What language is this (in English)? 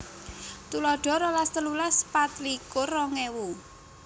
Javanese